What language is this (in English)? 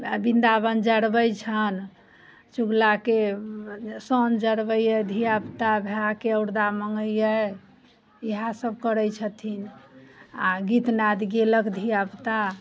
Maithili